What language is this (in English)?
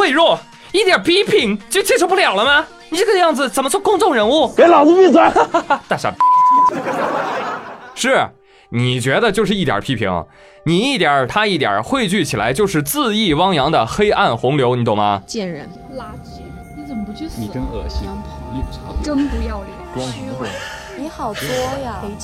Chinese